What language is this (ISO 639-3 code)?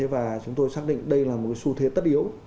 vie